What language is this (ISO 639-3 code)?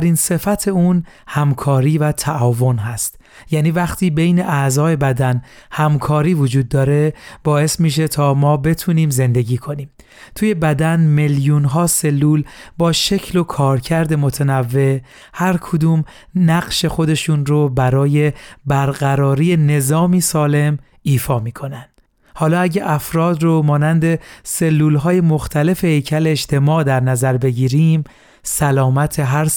fas